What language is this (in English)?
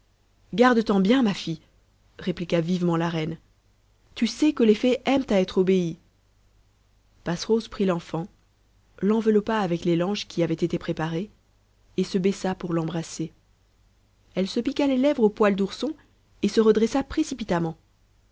French